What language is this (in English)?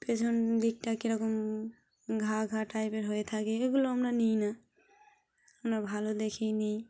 Bangla